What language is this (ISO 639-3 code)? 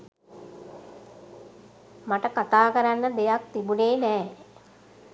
sin